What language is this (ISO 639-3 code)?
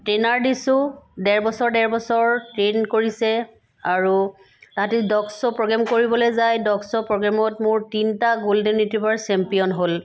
asm